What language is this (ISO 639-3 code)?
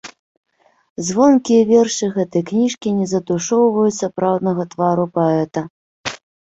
bel